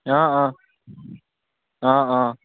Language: Assamese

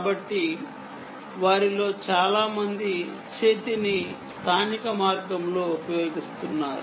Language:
Telugu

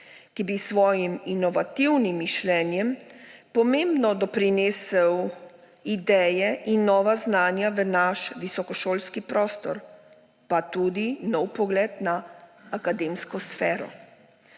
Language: Slovenian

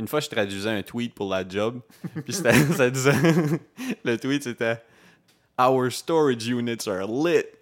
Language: French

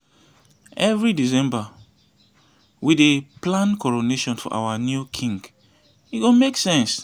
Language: Nigerian Pidgin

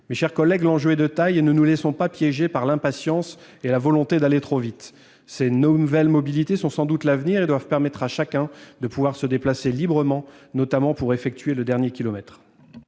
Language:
French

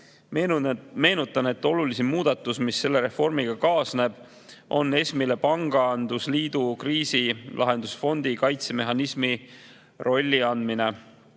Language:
Estonian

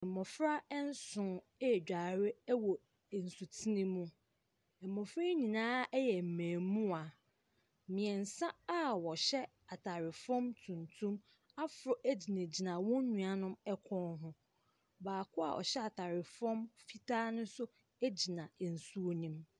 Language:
Akan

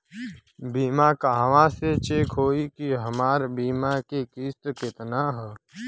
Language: Bhojpuri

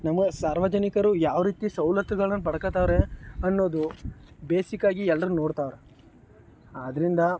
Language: Kannada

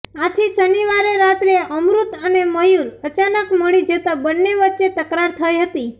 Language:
Gujarati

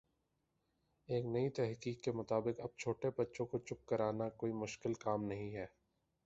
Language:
Urdu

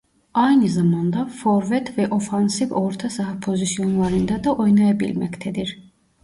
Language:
Turkish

